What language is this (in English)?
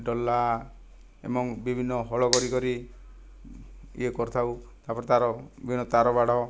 Odia